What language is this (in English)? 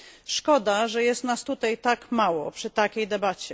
Polish